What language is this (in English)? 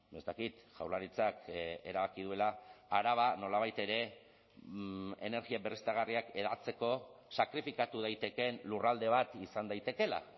Basque